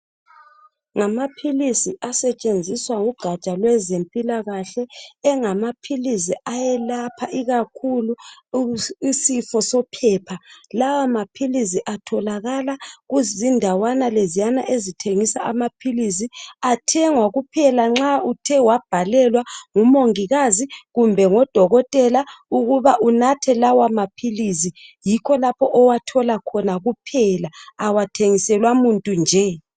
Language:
North Ndebele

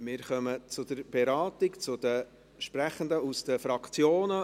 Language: Swiss German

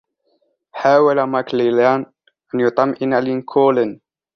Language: Arabic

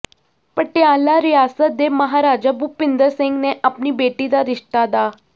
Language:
Punjabi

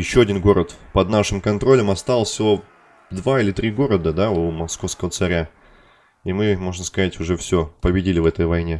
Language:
Russian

